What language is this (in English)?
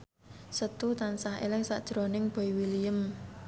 Javanese